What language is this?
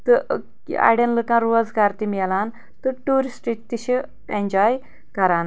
Kashmiri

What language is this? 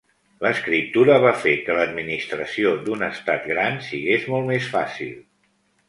Catalan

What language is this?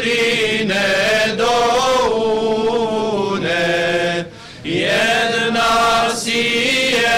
Romanian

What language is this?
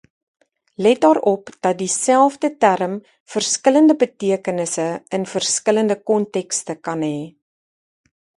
Afrikaans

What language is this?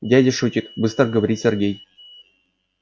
Russian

